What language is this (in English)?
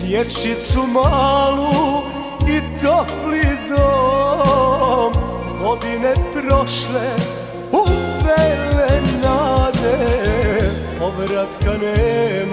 Arabic